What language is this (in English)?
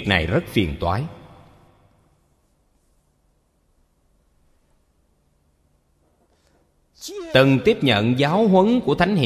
Vietnamese